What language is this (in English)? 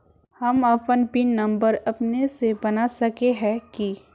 Magahi